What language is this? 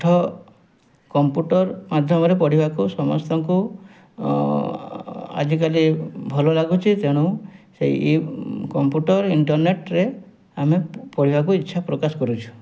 Odia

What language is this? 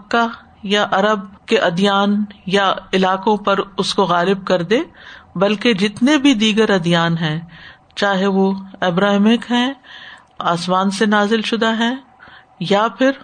Urdu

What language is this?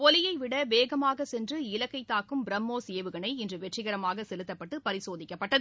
Tamil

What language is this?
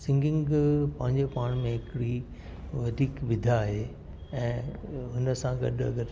Sindhi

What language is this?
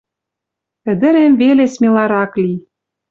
Western Mari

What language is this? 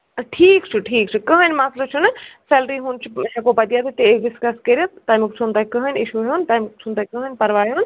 Kashmiri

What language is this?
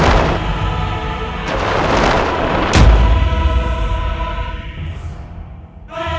Indonesian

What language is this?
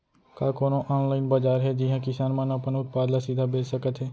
Chhattisgarhi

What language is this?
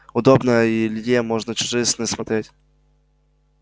Russian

